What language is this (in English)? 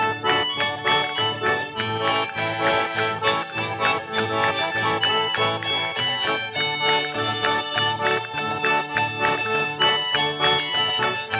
Portuguese